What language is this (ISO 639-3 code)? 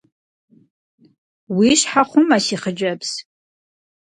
kbd